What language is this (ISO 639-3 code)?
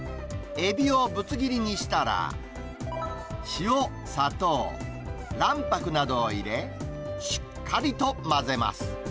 jpn